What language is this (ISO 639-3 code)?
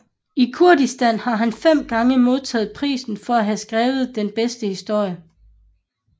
dan